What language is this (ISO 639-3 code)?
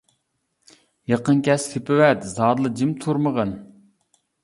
uig